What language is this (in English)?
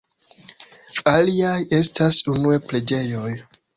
Esperanto